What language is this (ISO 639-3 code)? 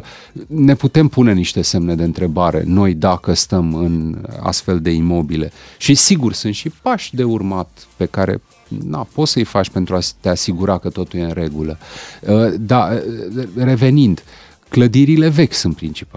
ron